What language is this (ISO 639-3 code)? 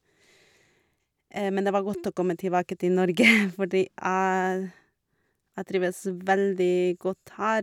nor